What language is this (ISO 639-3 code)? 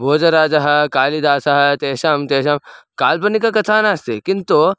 san